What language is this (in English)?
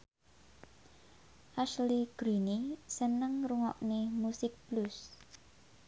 Javanese